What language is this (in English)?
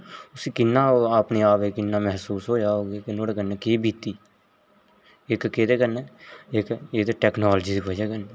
Dogri